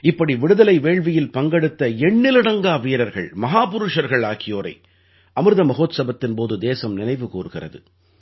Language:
Tamil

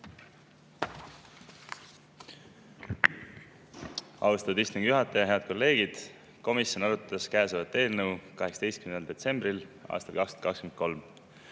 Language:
Estonian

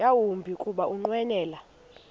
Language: Xhosa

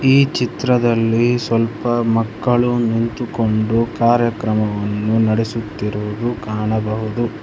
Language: Kannada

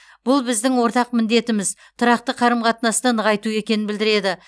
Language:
Kazakh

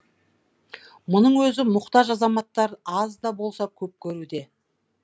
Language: Kazakh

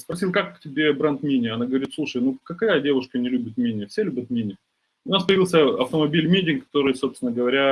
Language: Russian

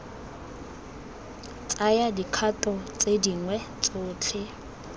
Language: Tswana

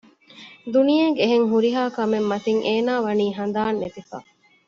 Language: Divehi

